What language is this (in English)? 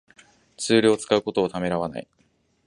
Japanese